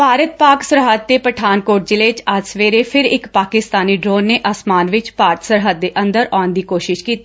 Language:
Punjabi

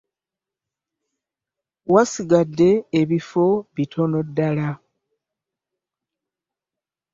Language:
Ganda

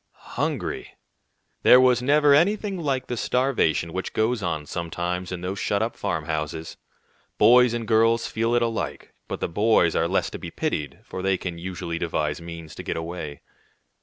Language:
English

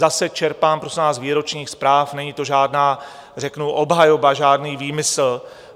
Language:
Czech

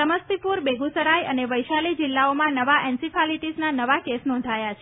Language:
Gujarati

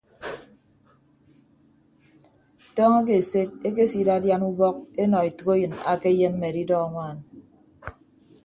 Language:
Ibibio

